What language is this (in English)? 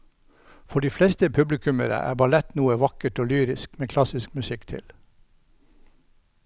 Norwegian